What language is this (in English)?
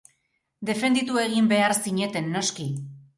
Basque